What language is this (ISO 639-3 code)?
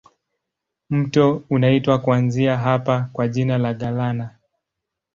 swa